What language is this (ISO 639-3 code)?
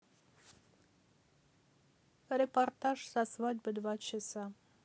rus